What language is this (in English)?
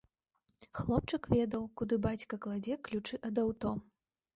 Belarusian